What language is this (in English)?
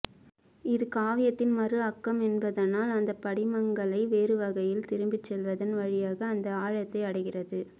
Tamil